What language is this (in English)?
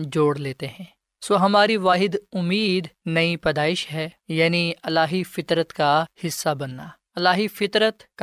Urdu